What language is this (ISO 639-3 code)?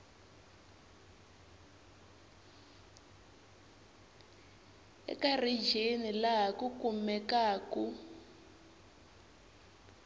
tso